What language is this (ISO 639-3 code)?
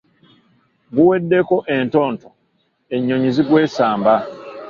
lug